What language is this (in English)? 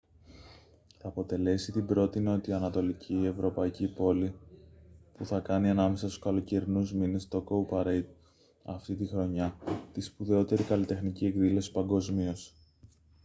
Greek